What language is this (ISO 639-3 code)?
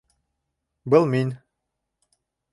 bak